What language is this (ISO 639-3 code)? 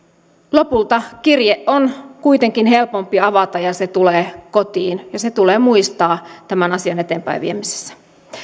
fin